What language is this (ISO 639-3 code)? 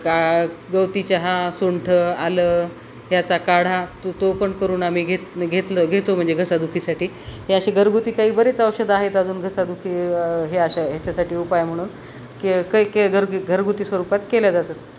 mar